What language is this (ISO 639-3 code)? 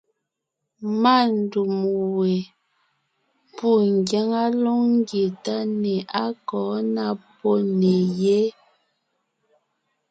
nnh